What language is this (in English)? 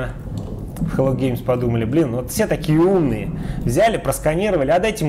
Russian